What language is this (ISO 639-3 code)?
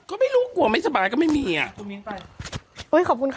tha